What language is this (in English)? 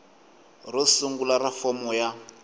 Tsonga